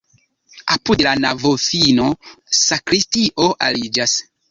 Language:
Esperanto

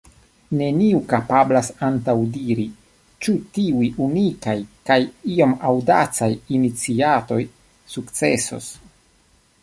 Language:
Esperanto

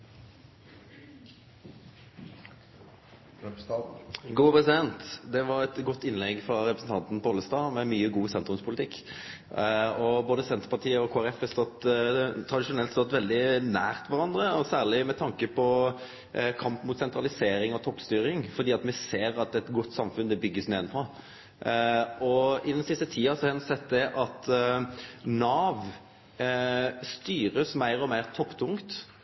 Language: Norwegian Nynorsk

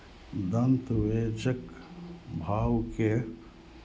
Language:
Maithili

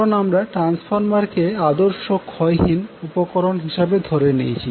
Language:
Bangla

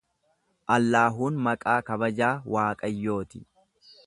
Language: Oromo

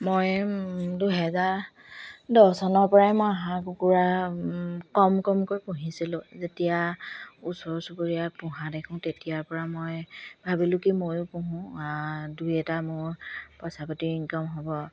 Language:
Assamese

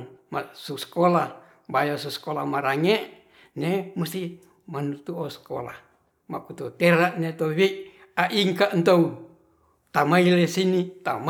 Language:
Ratahan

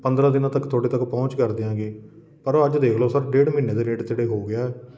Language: Punjabi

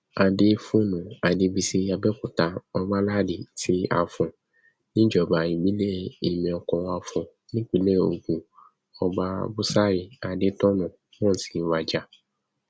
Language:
Yoruba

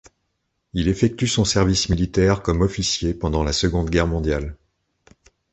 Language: French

